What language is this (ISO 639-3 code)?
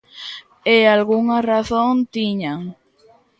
glg